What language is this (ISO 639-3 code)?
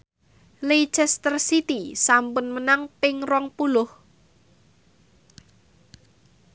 jav